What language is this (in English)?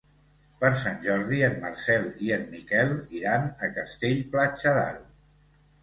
Catalan